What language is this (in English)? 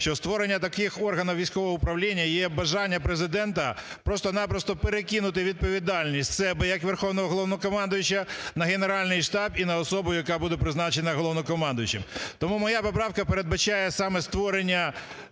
Ukrainian